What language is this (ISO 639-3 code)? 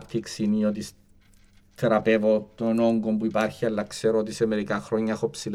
ell